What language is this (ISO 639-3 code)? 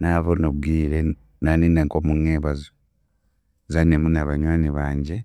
cgg